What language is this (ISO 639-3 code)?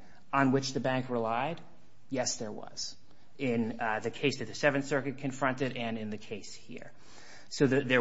eng